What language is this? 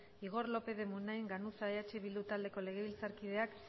Basque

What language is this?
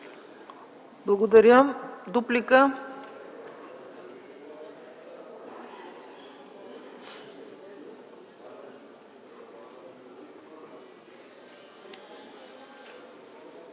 Bulgarian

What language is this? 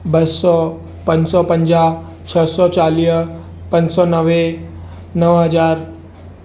Sindhi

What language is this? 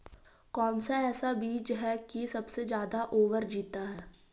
Magahi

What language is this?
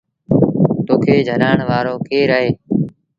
Sindhi Bhil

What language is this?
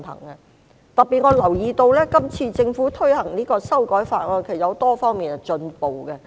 Cantonese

